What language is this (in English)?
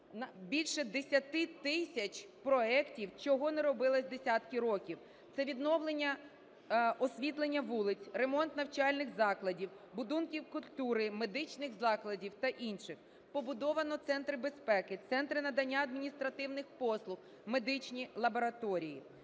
Ukrainian